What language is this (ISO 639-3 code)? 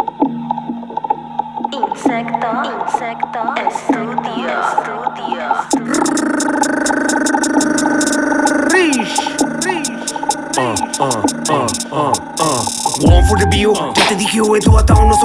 nld